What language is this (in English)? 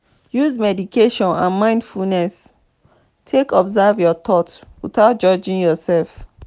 Nigerian Pidgin